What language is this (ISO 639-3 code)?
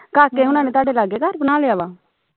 pan